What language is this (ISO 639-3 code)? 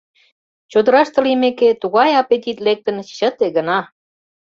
chm